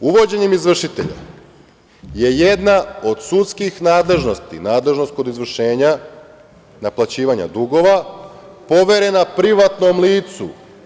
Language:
Serbian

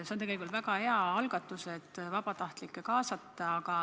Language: Estonian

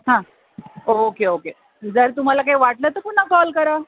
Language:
Marathi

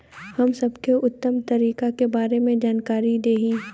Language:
Bhojpuri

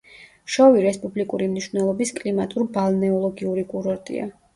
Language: Georgian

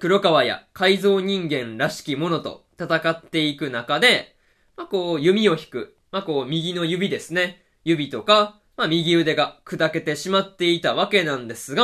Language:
Japanese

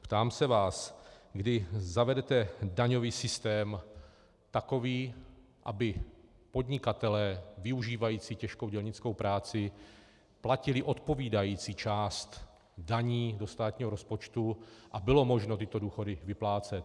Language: Czech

